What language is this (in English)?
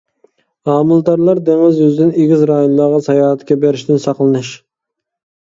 Uyghur